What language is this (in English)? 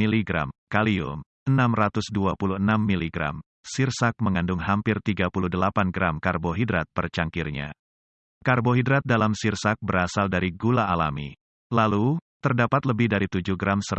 Indonesian